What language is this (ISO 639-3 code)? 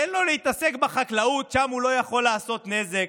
heb